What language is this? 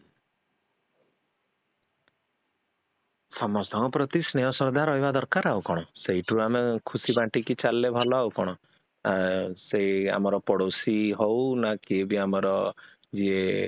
Odia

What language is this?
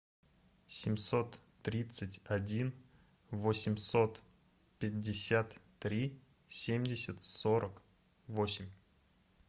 Russian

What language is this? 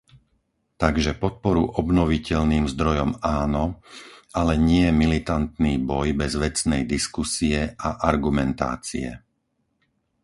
Slovak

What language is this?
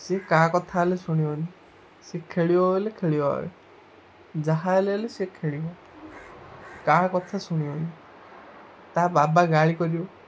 Odia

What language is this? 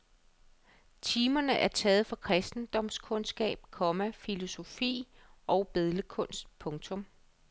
Danish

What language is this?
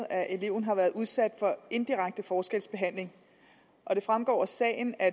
Danish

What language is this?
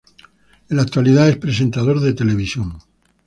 Spanish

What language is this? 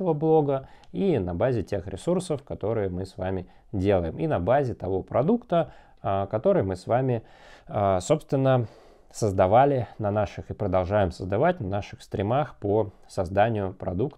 Russian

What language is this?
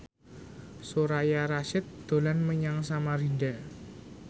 Javanese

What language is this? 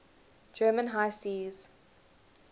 English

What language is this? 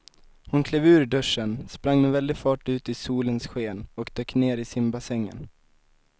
Swedish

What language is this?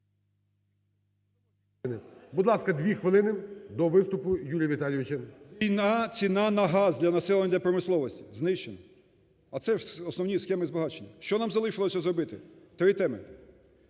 Ukrainian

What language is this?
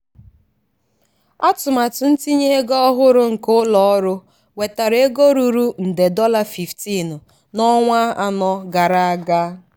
Igbo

